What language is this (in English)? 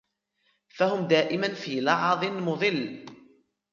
Arabic